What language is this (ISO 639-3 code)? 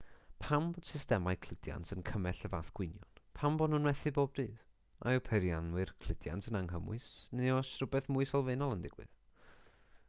cym